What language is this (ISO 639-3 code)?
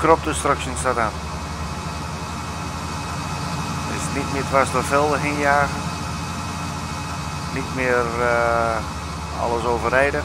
nld